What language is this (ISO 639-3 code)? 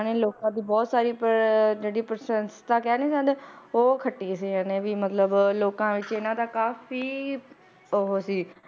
pan